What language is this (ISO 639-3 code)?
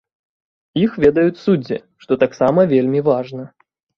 bel